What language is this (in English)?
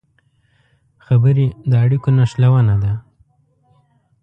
Pashto